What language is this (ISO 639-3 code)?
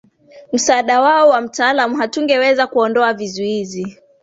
swa